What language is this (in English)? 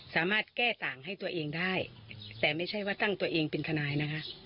Thai